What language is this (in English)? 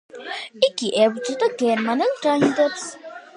Georgian